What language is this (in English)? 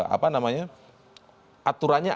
Indonesian